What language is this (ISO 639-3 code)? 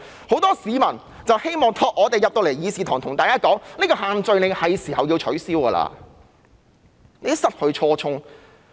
yue